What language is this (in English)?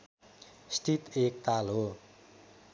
Nepali